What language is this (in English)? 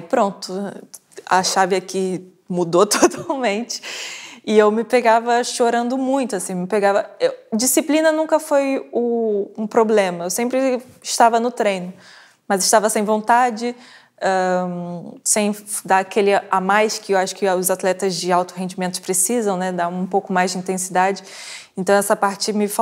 Portuguese